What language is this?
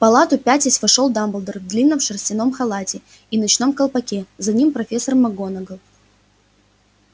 Russian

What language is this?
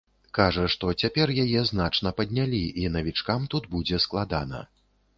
Belarusian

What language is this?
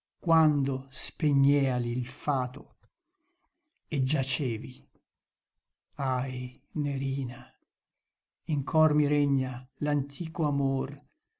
Italian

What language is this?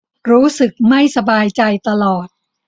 Thai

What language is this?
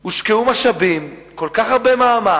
Hebrew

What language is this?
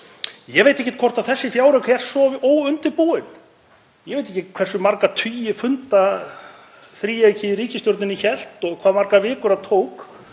Icelandic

